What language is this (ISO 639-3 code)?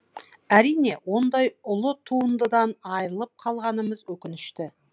kaz